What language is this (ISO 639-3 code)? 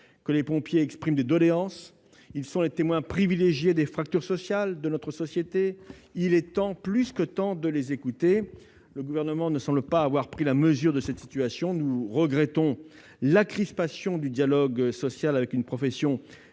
fra